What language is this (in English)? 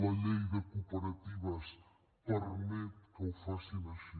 Catalan